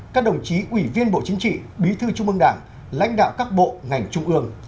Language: Vietnamese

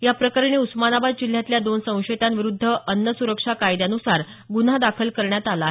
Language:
Marathi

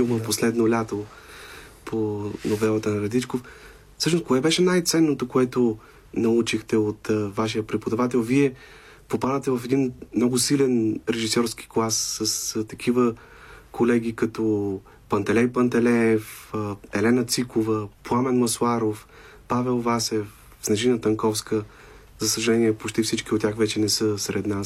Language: Bulgarian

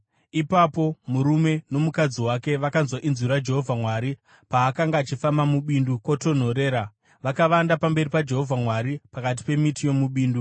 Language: Shona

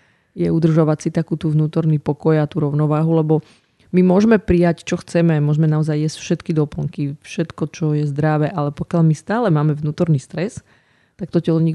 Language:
Slovak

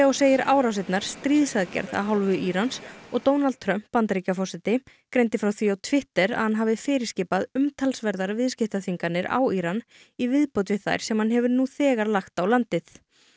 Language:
Icelandic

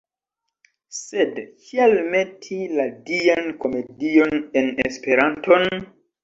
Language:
Esperanto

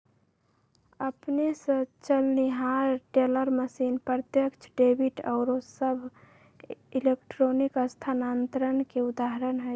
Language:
Magahi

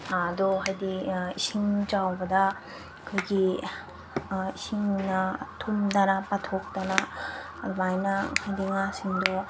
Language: Manipuri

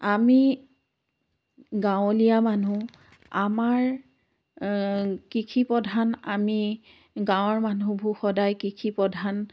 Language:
Assamese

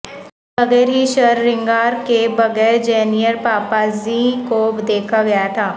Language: Urdu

